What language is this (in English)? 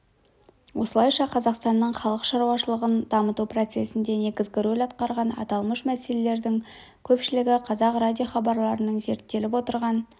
Kazakh